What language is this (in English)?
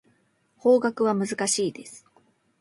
Japanese